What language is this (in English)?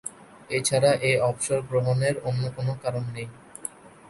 Bangla